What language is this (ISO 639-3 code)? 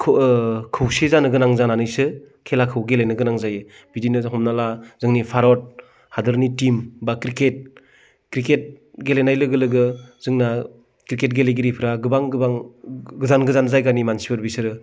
brx